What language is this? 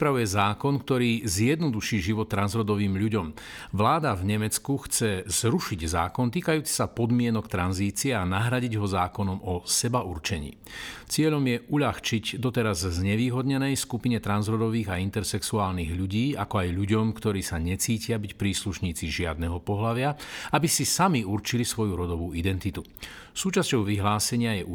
Slovak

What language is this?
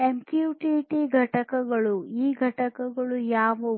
Kannada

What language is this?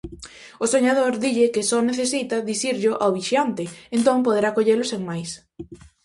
Galician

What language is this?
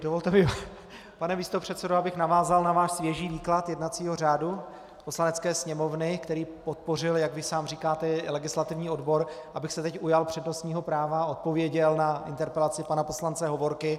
Czech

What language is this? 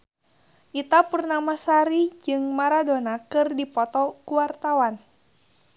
Sundanese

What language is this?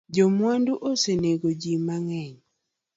Luo (Kenya and Tanzania)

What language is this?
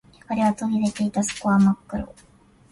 Japanese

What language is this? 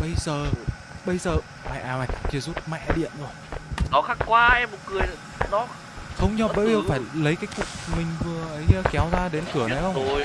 Vietnamese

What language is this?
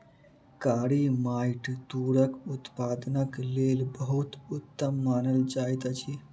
Maithili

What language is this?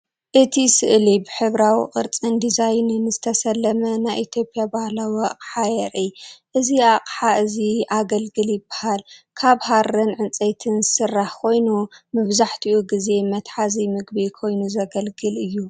Tigrinya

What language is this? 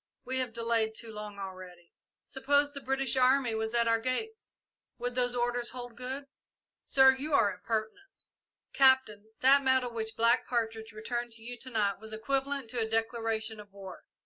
English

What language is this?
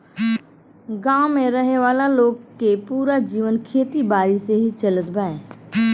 Bhojpuri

